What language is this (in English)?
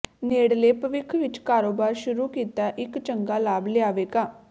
Punjabi